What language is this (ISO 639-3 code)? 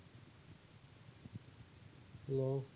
ben